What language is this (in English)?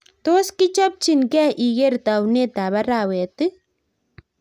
Kalenjin